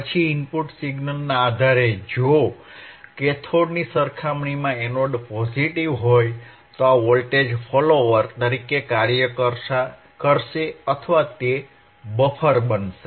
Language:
Gujarati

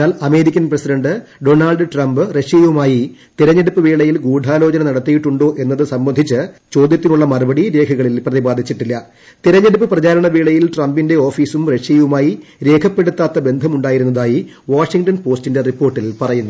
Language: Malayalam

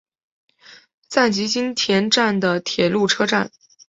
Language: Chinese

